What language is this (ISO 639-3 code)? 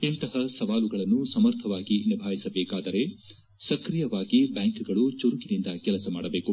kan